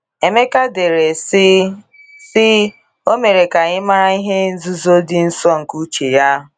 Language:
Igbo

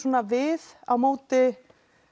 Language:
Icelandic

